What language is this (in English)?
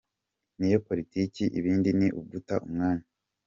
Kinyarwanda